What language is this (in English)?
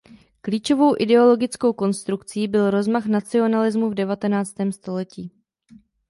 Czech